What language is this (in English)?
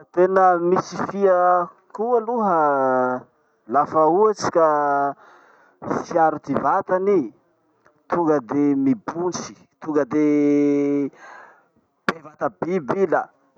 Masikoro Malagasy